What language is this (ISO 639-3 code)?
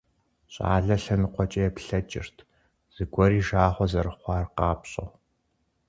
kbd